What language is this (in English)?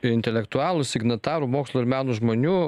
Lithuanian